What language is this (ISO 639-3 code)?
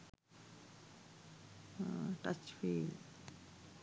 sin